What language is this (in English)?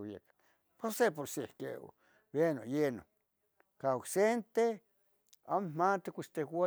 Tetelcingo Nahuatl